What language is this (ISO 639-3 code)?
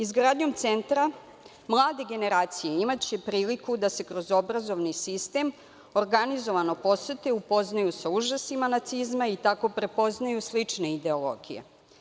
srp